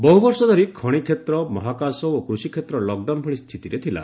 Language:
Odia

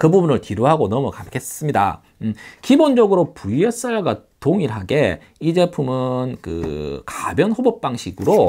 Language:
Korean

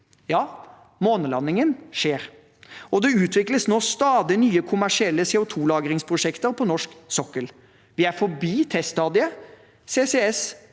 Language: Norwegian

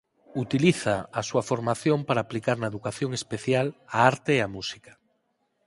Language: Galician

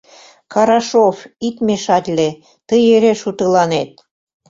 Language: Mari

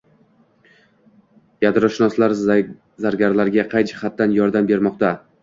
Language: Uzbek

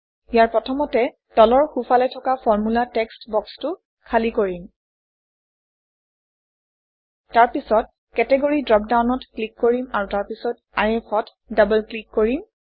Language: Assamese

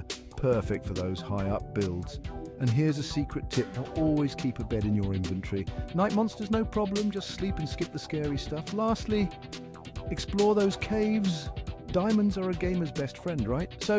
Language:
English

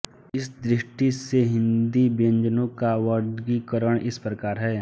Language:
Hindi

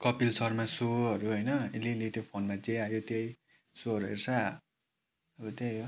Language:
Nepali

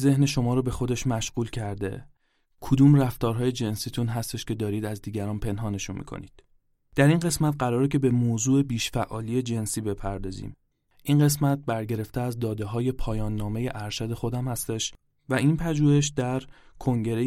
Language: Persian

